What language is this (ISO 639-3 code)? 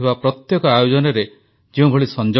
ori